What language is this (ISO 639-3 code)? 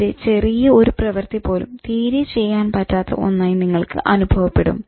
mal